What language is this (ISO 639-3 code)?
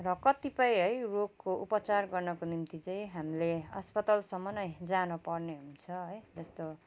nep